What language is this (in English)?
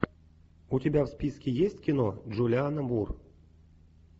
Russian